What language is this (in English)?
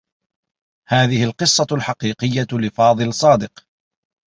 Arabic